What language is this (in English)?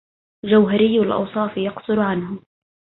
Arabic